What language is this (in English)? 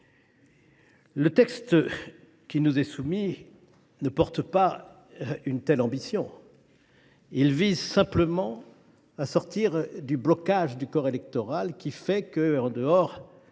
French